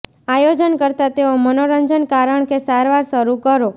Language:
Gujarati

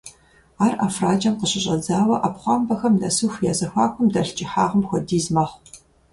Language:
Kabardian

